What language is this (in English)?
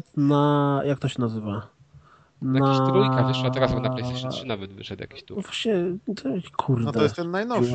Polish